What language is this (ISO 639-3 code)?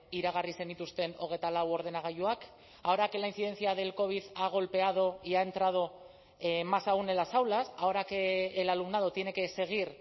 spa